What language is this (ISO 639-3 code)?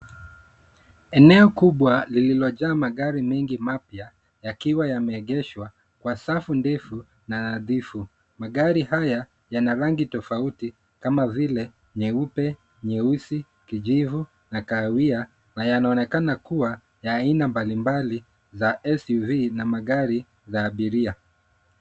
swa